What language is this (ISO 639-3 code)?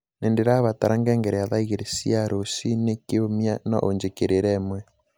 kik